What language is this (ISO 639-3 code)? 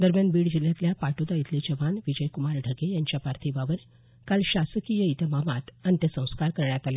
mar